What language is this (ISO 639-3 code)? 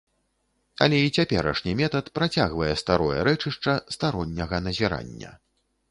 bel